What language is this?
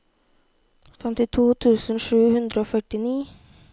Norwegian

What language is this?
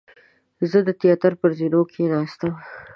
Pashto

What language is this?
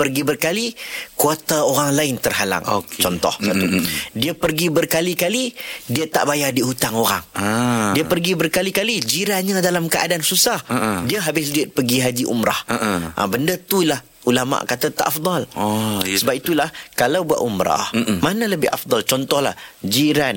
Malay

